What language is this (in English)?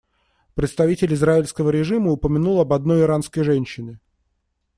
Russian